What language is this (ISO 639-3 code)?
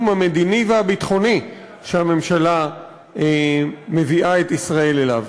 heb